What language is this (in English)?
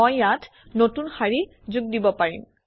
Assamese